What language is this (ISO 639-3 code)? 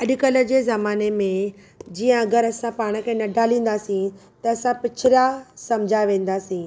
snd